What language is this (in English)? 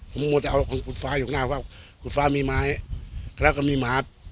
Thai